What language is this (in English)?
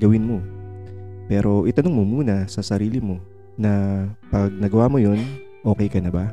Filipino